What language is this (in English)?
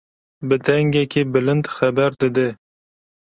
Kurdish